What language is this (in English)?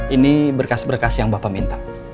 Indonesian